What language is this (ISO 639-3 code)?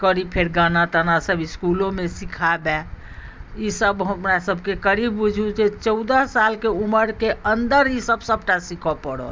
mai